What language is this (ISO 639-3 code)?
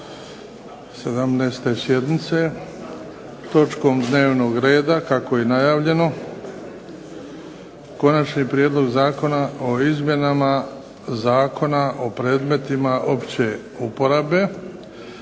hrv